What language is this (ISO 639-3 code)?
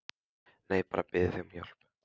isl